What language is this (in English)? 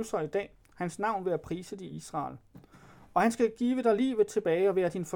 Danish